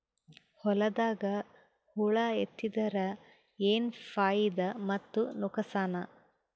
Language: Kannada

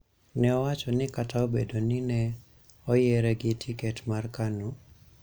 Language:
Luo (Kenya and Tanzania)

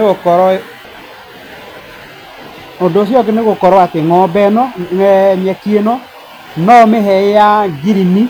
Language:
Kikuyu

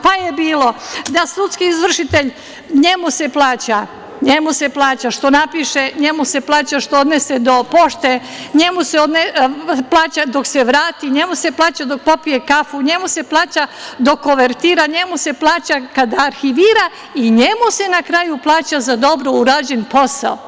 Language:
Serbian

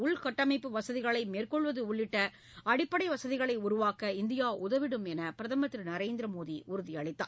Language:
Tamil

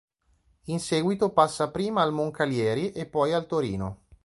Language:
Italian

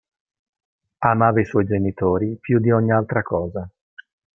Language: Italian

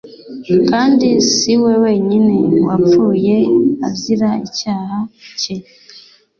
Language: Kinyarwanda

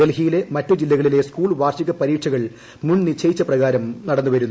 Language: Malayalam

